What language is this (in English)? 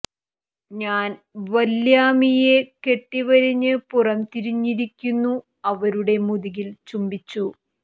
Malayalam